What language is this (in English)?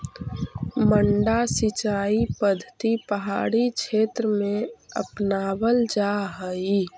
Magahi